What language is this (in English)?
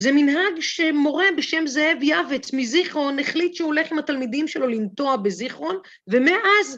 Hebrew